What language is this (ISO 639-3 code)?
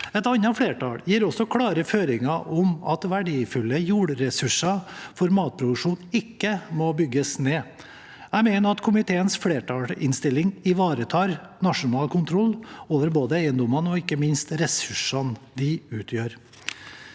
nor